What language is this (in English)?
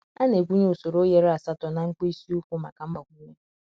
Igbo